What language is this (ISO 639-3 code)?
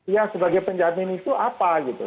ind